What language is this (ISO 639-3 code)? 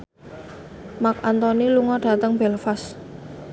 jav